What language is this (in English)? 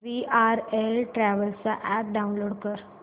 Marathi